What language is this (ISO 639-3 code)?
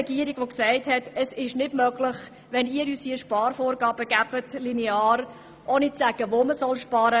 gsw